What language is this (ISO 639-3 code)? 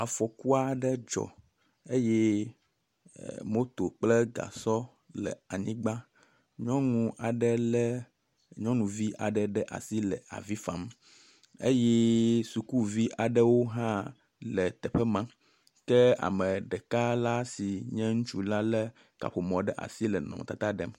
ewe